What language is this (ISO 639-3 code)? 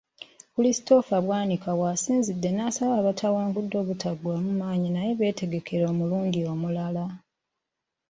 lug